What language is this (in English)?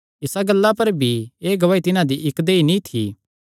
Kangri